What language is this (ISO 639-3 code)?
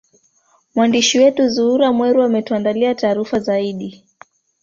swa